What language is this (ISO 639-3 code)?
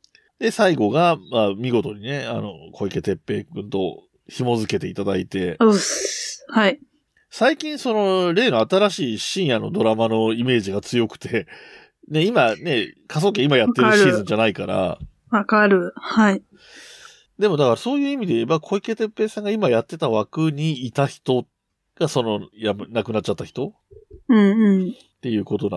jpn